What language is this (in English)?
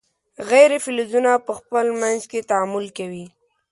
Pashto